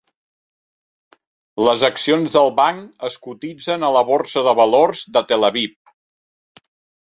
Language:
Catalan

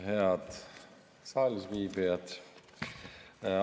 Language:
Estonian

